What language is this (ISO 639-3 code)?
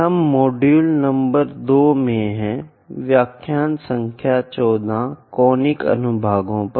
hin